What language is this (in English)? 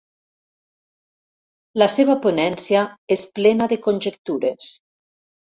Catalan